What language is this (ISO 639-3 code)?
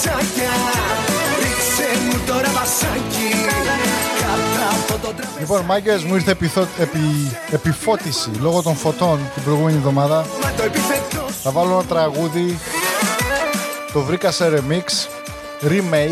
ell